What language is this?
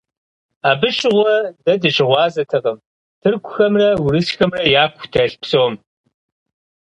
Kabardian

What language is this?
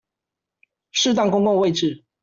Chinese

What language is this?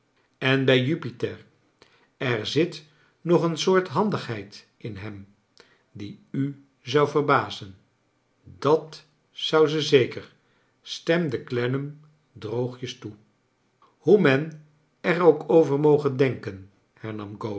Dutch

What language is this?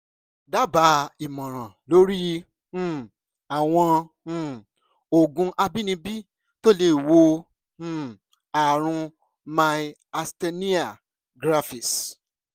Yoruba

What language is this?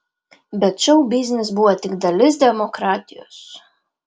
Lithuanian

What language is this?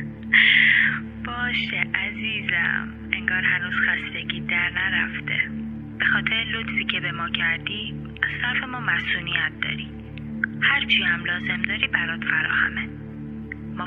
Persian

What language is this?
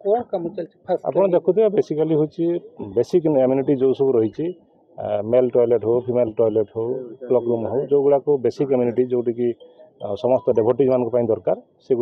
Hindi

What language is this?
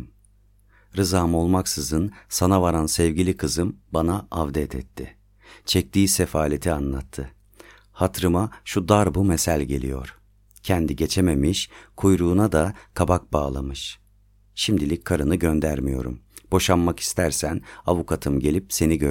Turkish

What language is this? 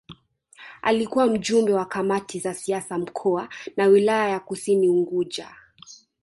Swahili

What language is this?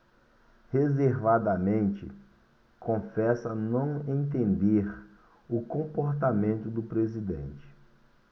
Portuguese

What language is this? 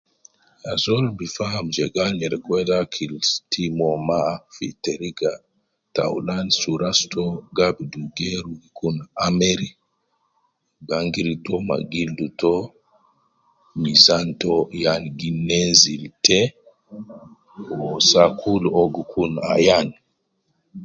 Nubi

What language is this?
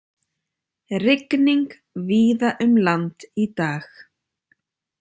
Icelandic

